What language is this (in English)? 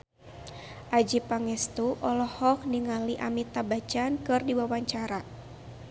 Sundanese